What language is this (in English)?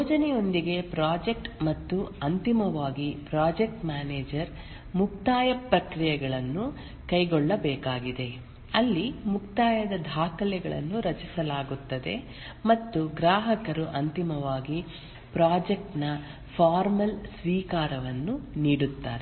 Kannada